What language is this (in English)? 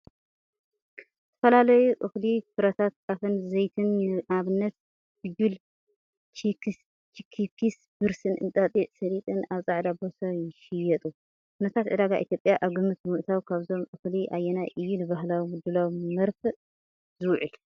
Tigrinya